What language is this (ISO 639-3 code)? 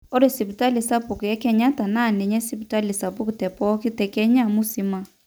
mas